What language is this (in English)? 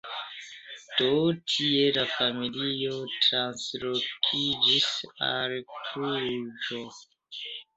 Esperanto